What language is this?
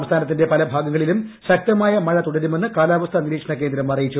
Malayalam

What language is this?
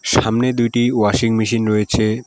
Bangla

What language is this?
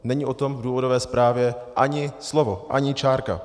Czech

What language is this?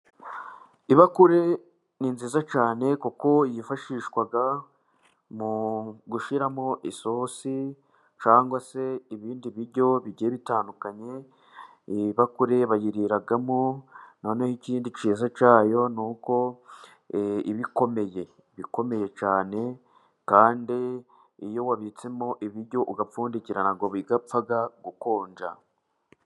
Kinyarwanda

